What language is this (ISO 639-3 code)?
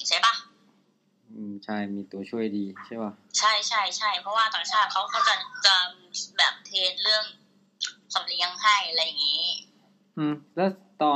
tha